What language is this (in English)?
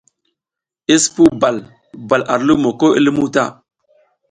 South Giziga